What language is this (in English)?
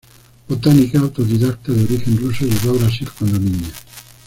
Spanish